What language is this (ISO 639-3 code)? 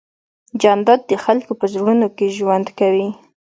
pus